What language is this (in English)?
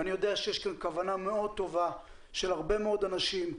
Hebrew